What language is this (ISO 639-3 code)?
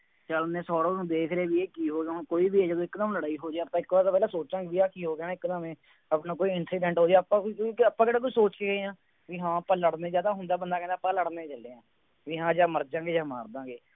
pan